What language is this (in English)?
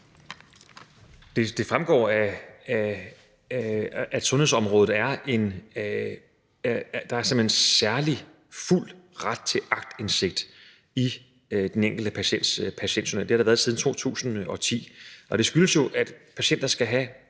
Danish